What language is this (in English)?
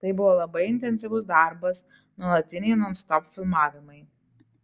Lithuanian